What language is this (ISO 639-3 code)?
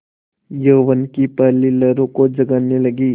hin